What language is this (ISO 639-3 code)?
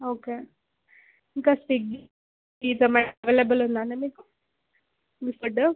tel